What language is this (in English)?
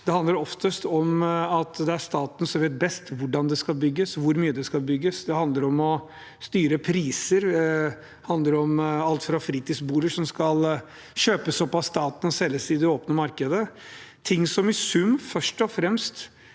Norwegian